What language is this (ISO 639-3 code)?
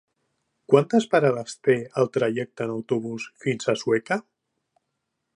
cat